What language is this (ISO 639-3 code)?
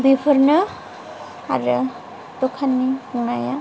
brx